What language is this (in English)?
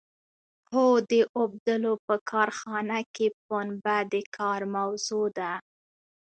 Pashto